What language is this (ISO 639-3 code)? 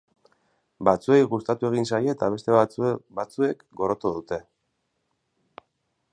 eus